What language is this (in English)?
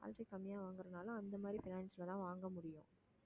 Tamil